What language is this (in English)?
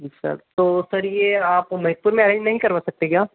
Hindi